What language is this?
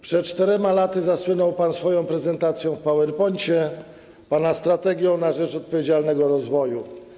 Polish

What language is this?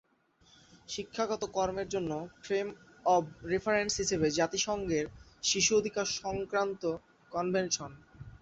Bangla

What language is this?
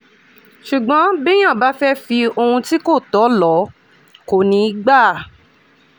Yoruba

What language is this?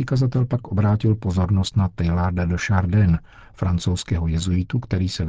Czech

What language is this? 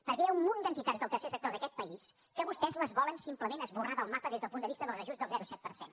Catalan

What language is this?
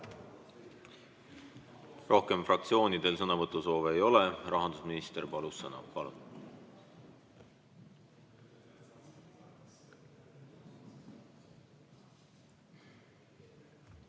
Estonian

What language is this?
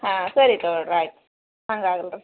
Kannada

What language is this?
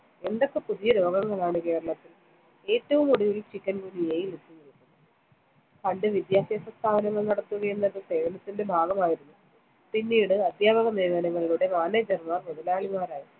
Malayalam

